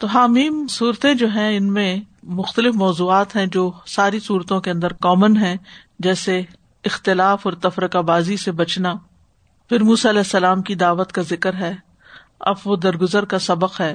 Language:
Urdu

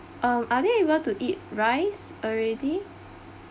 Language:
English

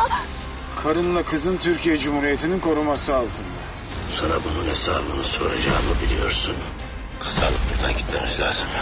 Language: Turkish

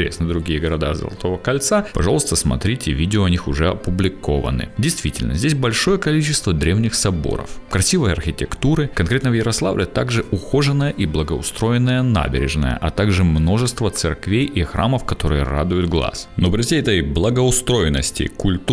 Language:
Russian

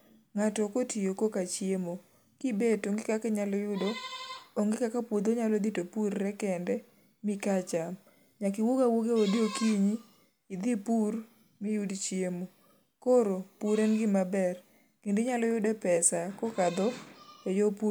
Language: Luo (Kenya and Tanzania)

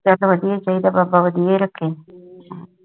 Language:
Punjabi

